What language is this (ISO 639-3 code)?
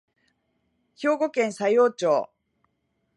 jpn